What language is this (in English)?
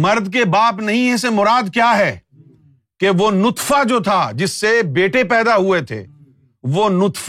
Urdu